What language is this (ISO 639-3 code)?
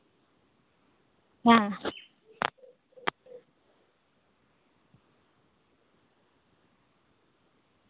sat